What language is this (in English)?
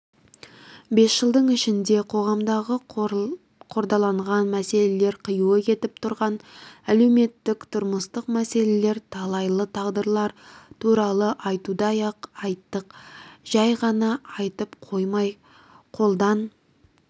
Kazakh